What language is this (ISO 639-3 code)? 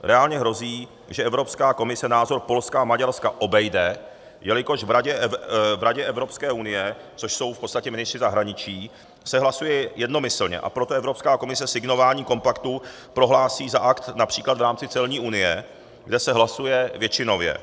ces